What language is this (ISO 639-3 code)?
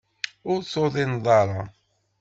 kab